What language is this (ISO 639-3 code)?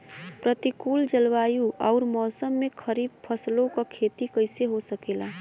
bho